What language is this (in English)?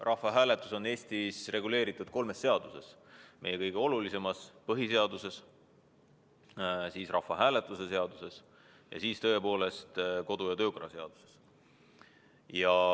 Estonian